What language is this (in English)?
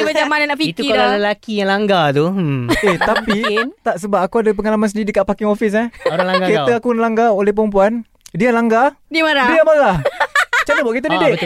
Malay